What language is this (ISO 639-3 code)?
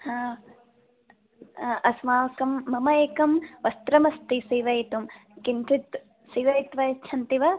san